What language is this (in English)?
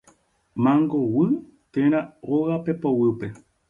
Guarani